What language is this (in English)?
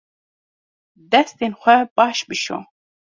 Kurdish